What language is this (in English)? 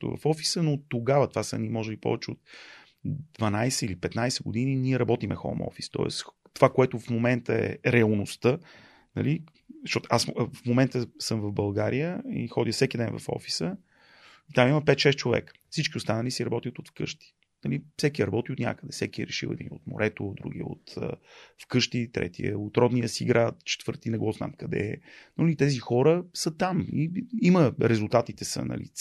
Bulgarian